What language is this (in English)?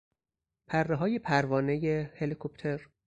Persian